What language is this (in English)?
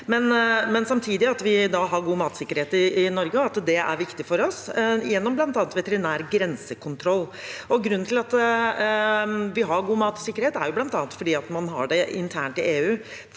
Norwegian